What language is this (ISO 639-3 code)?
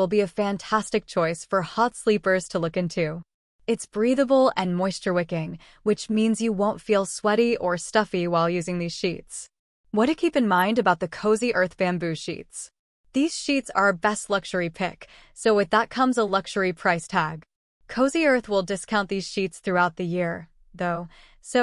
eng